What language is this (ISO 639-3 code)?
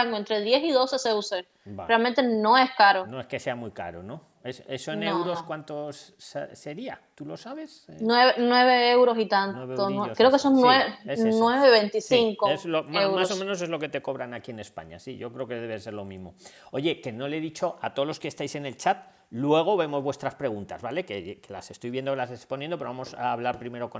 spa